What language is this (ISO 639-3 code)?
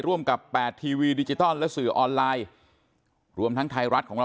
tha